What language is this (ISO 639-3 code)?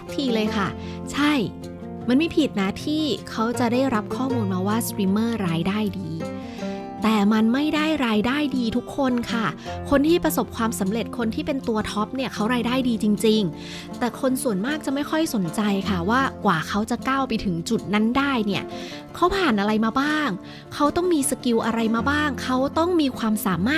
tha